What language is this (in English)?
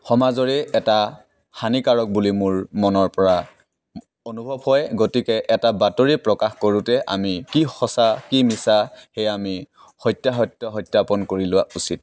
Assamese